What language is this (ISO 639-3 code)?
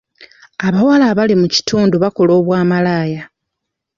lug